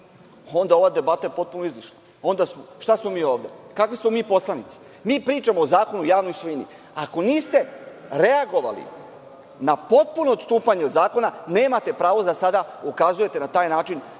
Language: Serbian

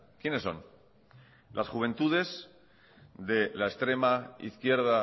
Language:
Spanish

